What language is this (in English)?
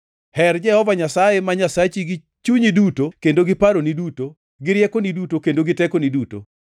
Luo (Kenya and Tanzania)